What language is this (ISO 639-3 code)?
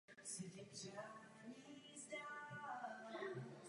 ces